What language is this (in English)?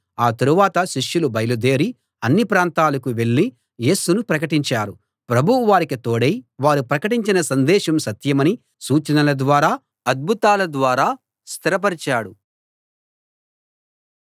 Telugu